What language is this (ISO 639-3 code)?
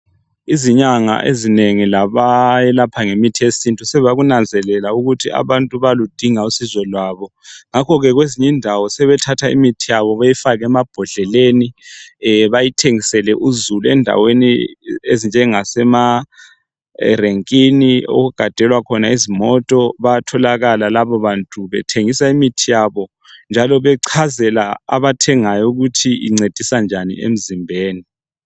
nde